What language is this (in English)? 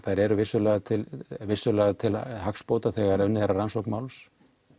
Icelandic